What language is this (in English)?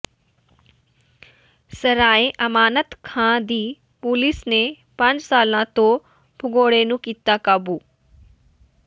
Punjabi